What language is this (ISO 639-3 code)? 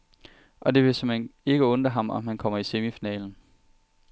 dan